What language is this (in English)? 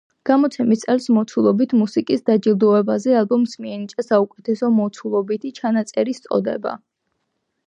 Georgian